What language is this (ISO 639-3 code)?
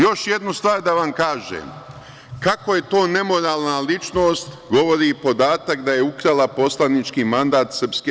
srp